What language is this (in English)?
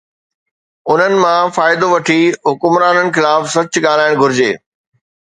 Sindhi